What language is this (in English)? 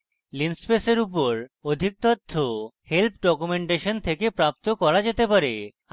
Bangla